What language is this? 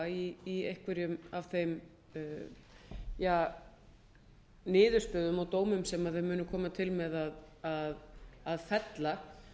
Icelandic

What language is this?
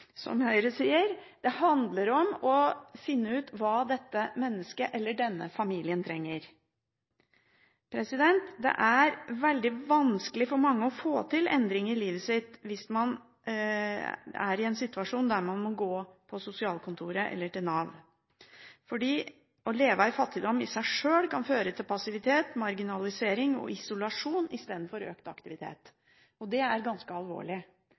Norwegian Bokmål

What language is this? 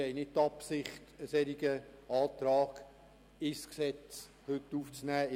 Swiss German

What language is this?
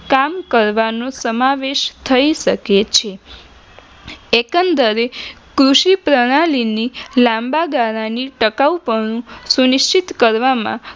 Gujarati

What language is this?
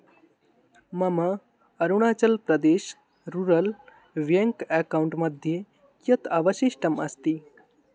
Sanskrit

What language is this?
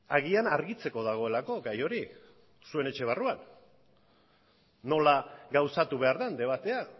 Basque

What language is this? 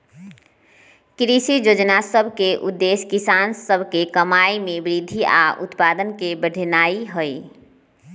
Magahi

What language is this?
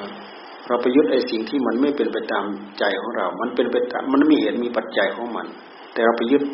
Thai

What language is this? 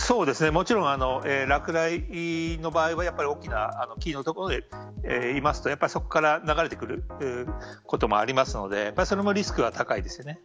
Japanese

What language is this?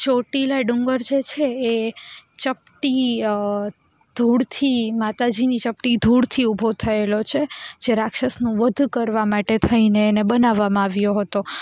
Gujarati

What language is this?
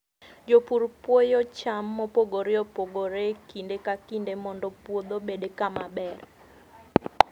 Luo (Kenya and Tanzania)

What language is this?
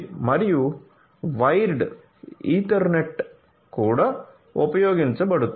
Telugu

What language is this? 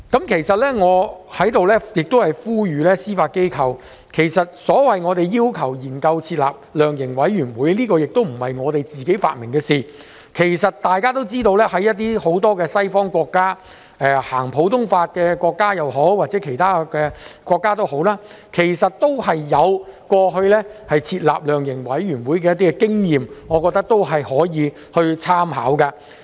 Cantonese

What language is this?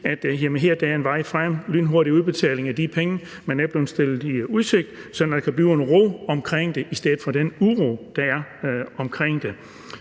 Danish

